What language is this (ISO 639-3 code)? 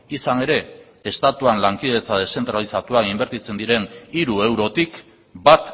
eus